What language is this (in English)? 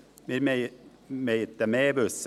Swiss German